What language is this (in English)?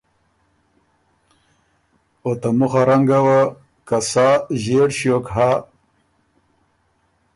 Ormuri